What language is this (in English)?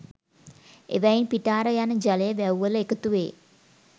Sinhala